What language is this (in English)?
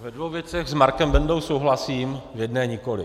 Czech